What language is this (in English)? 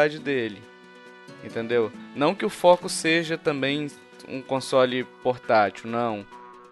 Portuguese